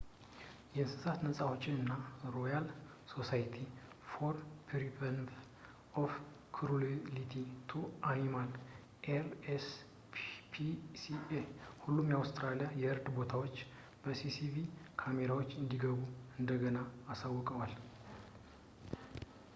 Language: Amharic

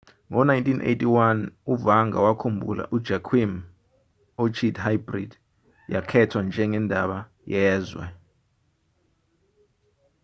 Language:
Zulu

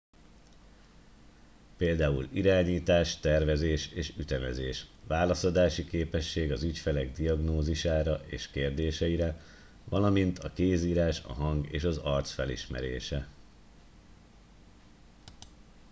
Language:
Hungarian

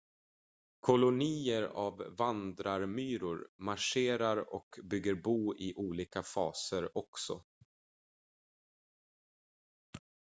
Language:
Swedish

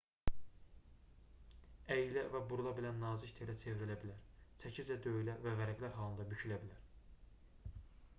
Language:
Azerbaijani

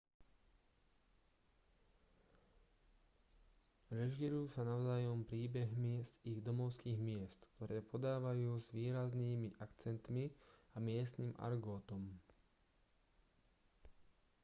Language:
Slovak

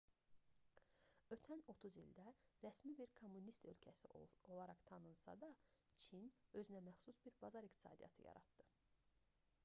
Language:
Azerbaijani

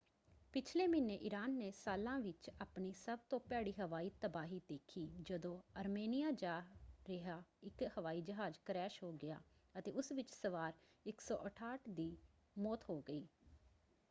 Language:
Punjabi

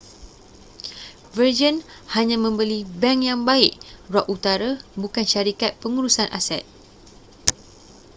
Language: Malay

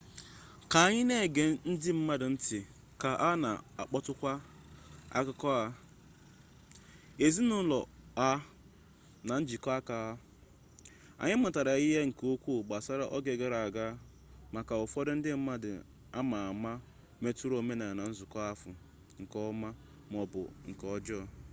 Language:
Igbo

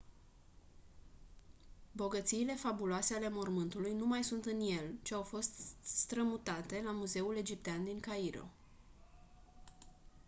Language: Romanian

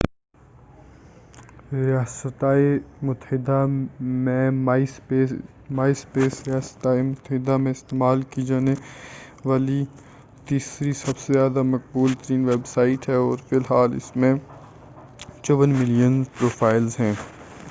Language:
Urdu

